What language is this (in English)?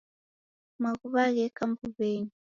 Taita